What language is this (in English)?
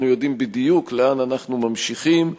Hebrew